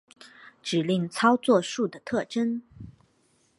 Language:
Chinese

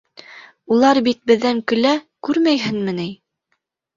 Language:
Bashkir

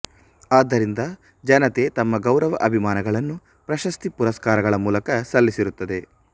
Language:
Kannada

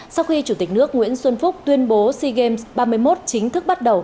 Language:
Vietnamese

